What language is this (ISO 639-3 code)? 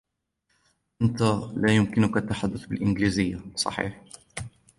ara